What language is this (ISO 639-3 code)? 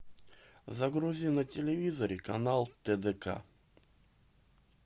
rus